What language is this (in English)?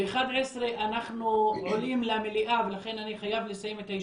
Hebrew